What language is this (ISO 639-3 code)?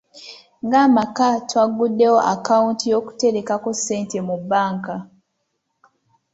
lug